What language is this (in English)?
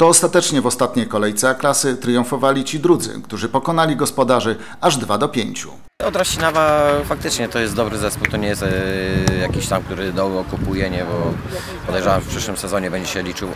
Polish